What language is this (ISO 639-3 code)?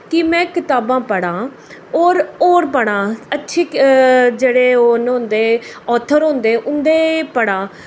doi